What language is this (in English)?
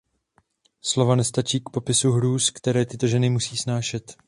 Czech